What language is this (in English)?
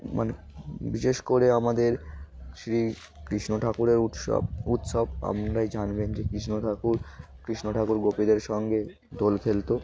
Bangla